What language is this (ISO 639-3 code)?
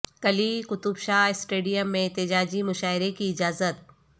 urd